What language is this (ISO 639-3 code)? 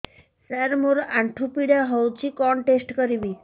ori